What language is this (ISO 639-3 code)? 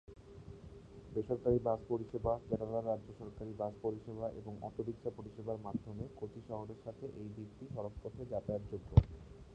ben